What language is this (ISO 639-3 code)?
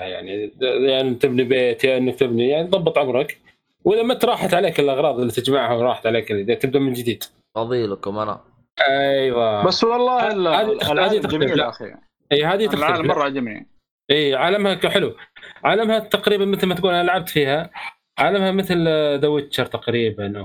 ara